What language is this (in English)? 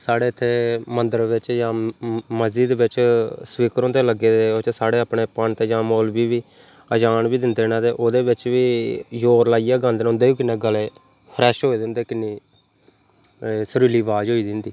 Dogri